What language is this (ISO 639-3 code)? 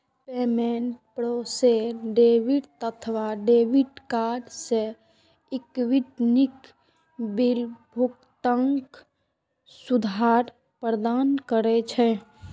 mai